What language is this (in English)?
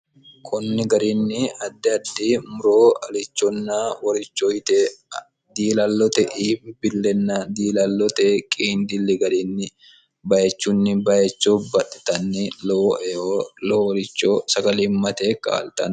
Sidamo